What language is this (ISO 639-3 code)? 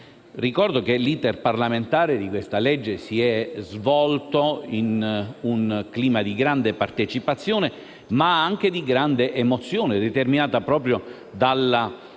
ita